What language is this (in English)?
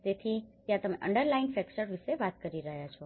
Gujarati